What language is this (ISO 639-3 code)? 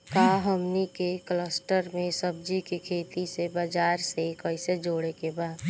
bho